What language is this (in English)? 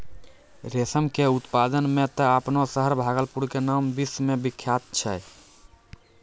Maithili